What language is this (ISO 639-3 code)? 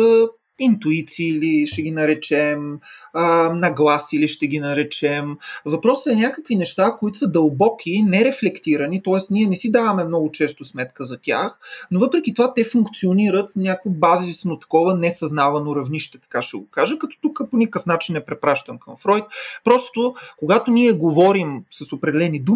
bul